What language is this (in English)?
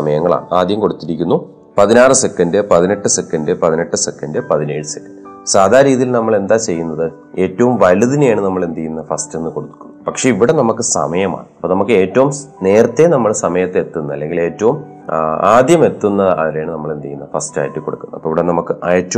Malayalam